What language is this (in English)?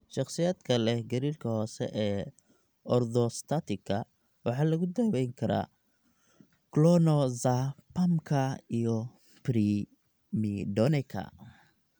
Somali